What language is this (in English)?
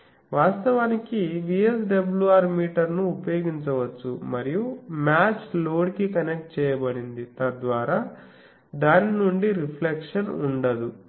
Telugu